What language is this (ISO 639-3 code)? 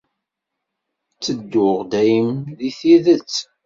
kab